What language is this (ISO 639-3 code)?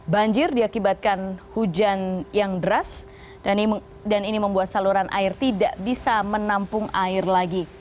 ind